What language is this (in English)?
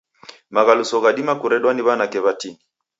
Taita